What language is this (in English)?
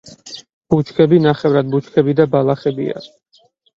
Georgian